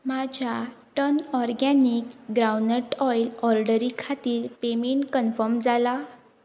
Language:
Konkani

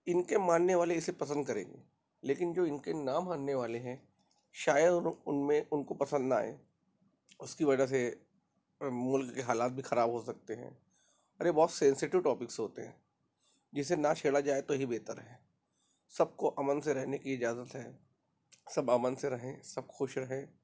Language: Urdu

